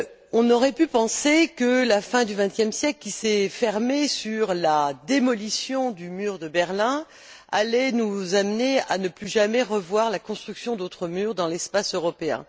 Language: French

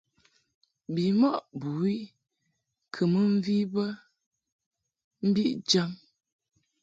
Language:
Mungaka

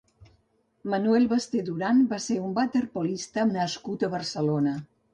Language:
Catalan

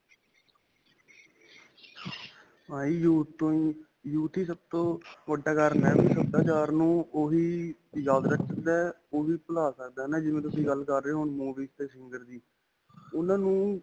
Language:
Punjabi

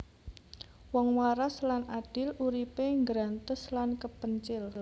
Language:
Javanese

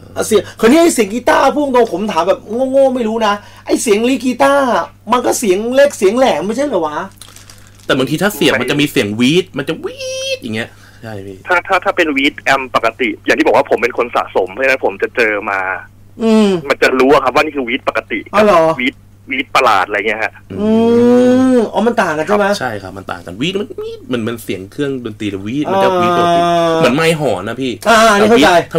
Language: Thai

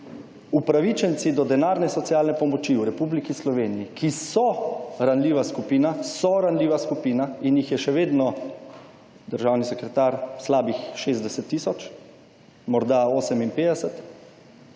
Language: Slovenian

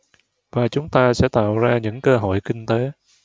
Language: Vietnamese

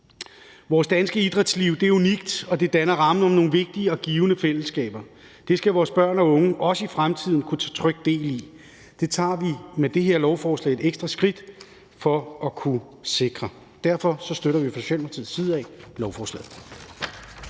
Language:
Danish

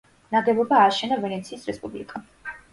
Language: Georgian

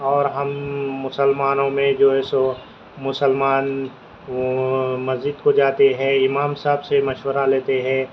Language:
Urdu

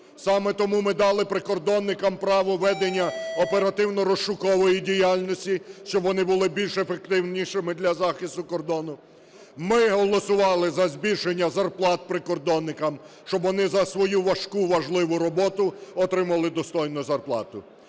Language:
Ukrainian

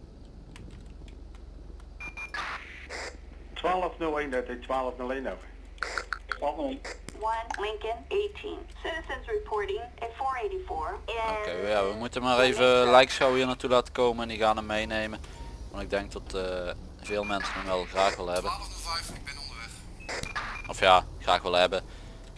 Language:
Dutch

